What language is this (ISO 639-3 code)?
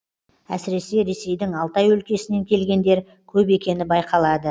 kaz